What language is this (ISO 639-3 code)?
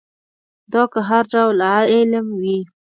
pus